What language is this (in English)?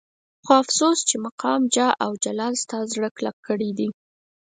Pashto